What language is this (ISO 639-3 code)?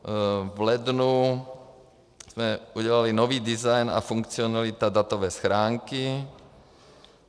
ces